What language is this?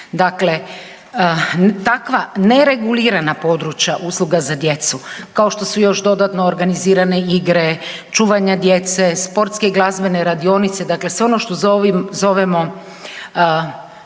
Croatian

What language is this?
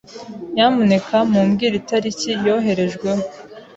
Kinyarwanda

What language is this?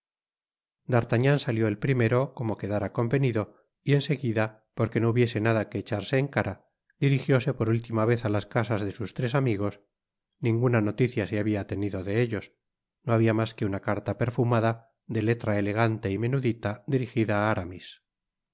Spanish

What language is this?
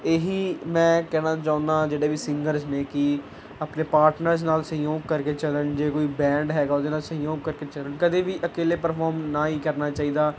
Punjabi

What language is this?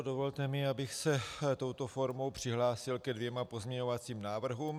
Czech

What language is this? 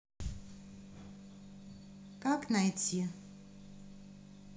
Russian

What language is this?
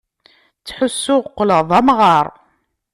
Kabyle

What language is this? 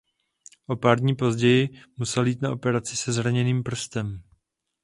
Czech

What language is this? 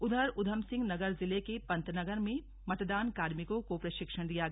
Hindi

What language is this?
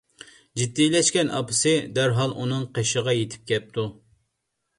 Uyghur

